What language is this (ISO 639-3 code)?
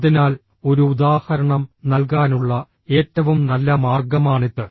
mal